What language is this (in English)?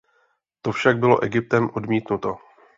Czech